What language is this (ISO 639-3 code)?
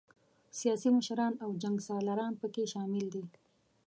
pus